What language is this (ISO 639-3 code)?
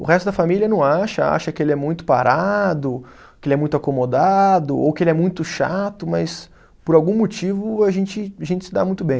por